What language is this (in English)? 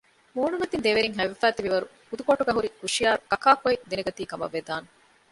Divehi